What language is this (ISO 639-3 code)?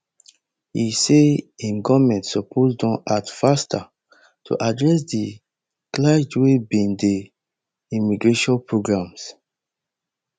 pcm